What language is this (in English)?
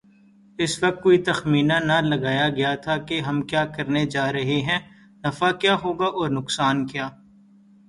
Urdu